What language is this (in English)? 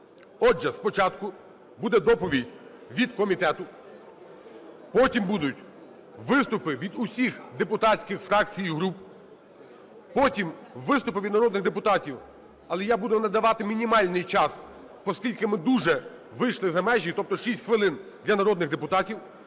Ukrainian